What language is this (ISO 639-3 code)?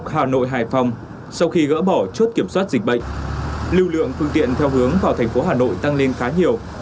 vie